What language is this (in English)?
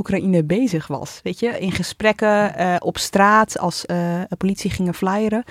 Dutch